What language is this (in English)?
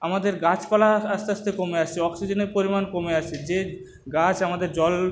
Bangla